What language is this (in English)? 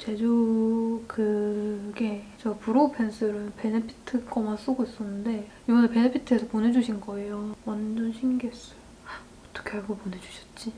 Korean